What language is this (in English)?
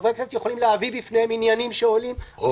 Hebrew